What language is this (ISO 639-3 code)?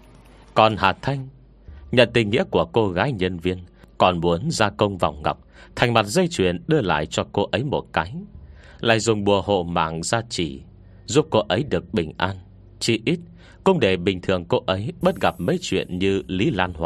vie